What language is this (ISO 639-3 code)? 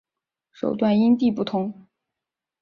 zho